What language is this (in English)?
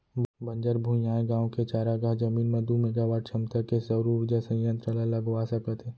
Chhattisgarhi